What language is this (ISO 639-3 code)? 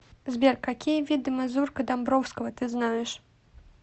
rus